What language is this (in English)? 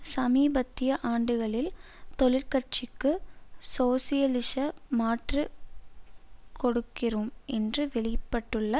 Tamil